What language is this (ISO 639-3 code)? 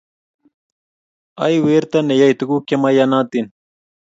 kln